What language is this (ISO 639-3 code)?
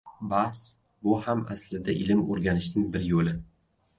uzb